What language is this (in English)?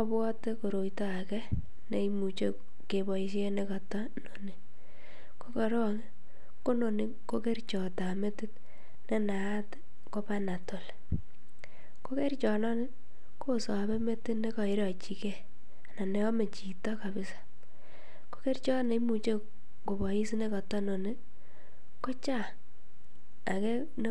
Kalenjin